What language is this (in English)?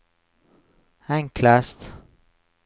Norwegian